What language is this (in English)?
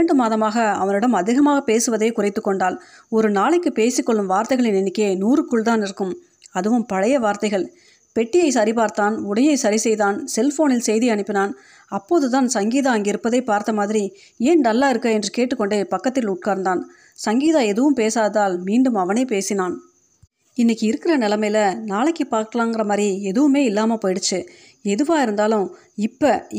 Tamil